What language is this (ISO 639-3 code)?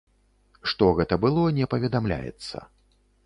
bel